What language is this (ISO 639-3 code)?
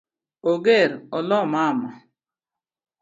luo